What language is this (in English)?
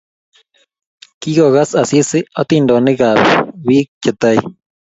Kalenjin